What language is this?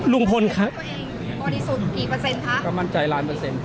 Thai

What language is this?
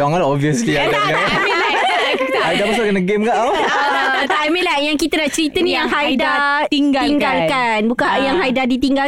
Malay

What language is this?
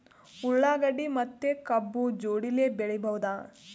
Kannada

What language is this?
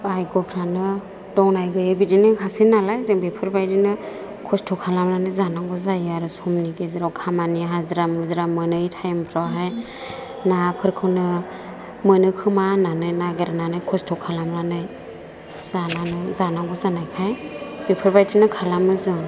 Bodo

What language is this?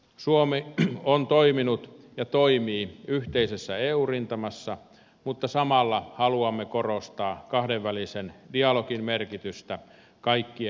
Finnish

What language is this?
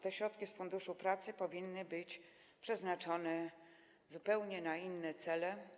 Polish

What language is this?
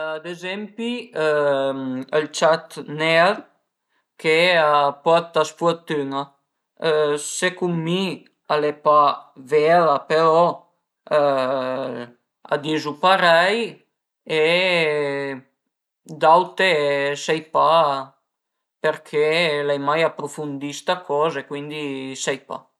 Piedmontese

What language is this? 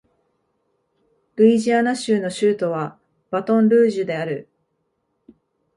Japanese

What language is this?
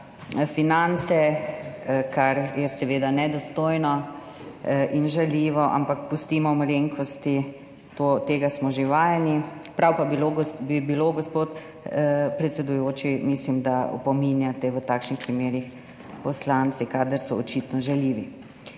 Slovenian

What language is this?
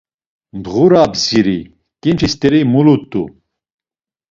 Laz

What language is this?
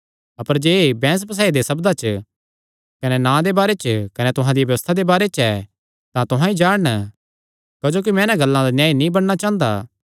Kangri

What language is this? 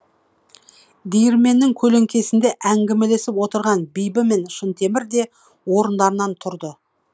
Kazakh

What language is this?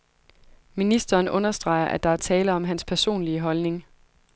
Danish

